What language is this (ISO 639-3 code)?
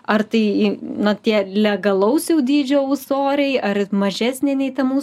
lit